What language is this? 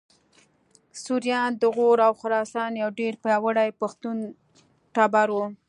Pashto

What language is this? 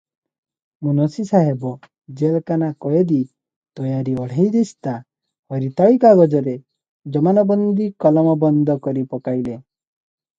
Odia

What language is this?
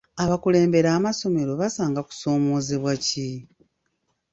Ganda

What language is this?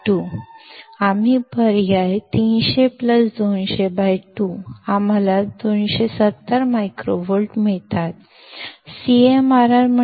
Kannada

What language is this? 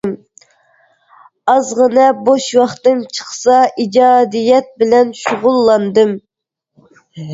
Uyghur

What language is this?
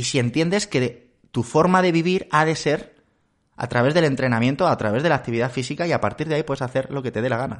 Spanish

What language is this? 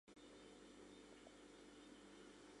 Mari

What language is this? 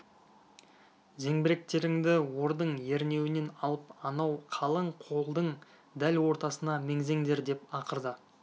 Kazakh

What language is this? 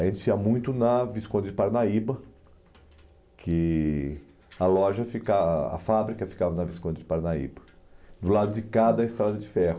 Portuguese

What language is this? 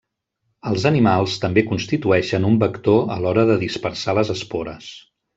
Catalan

